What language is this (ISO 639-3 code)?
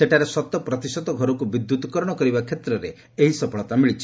ori